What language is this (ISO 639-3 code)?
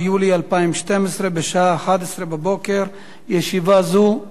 heb